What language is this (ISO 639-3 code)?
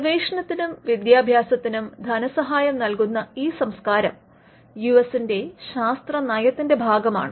mal